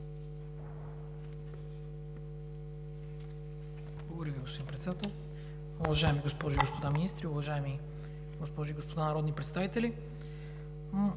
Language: Bulgarian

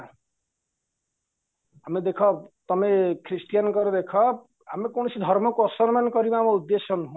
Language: Odia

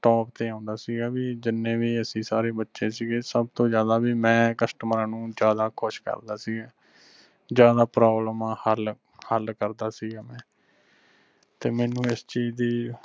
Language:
Punjabi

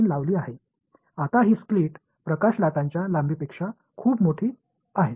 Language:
Tamil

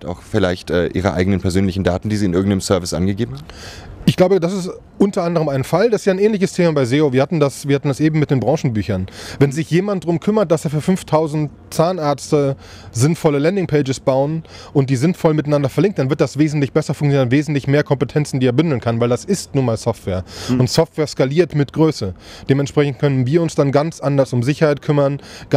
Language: German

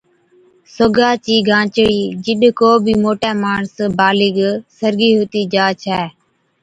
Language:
Od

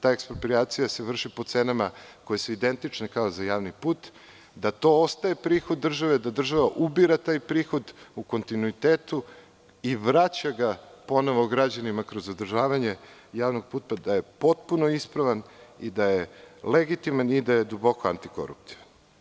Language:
Serbian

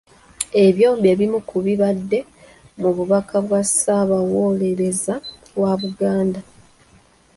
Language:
Ganda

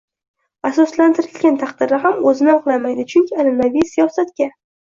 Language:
Uzbek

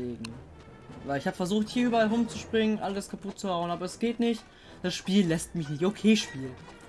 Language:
German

